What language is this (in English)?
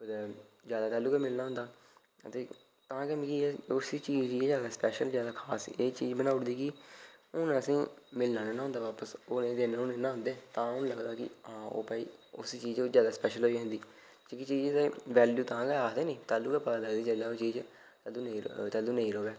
Dogri